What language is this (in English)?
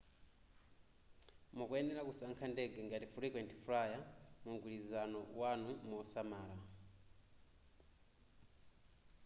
Nyanja